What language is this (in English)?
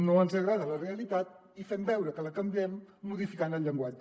Catalan